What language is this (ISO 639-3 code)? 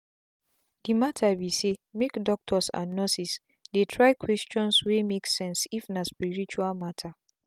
pcm